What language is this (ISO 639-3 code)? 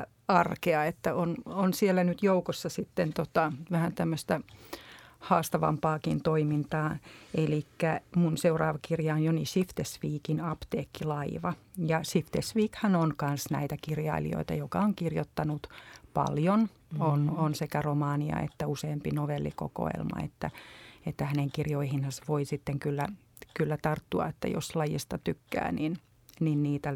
fin